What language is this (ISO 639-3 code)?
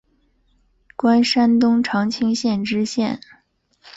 zho